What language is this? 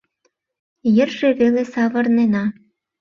Mari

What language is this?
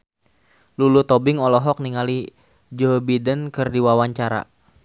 Sundanese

